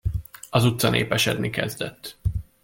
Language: Hungarian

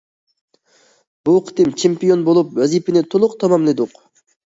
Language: Uyghur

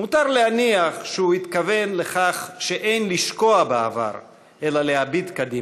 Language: Hebrew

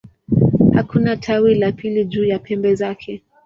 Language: Swahili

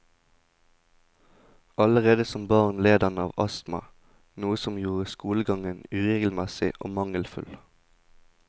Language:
Norwegian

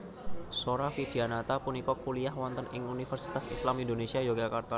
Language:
Javanese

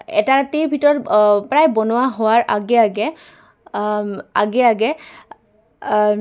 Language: Assamese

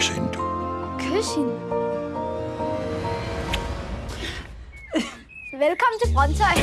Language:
Danish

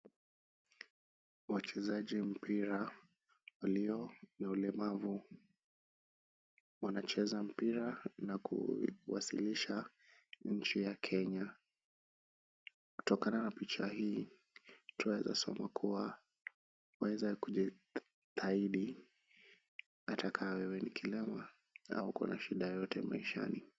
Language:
Swahili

